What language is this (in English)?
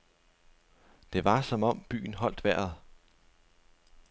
Danish